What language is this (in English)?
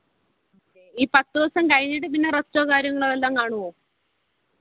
Malayalam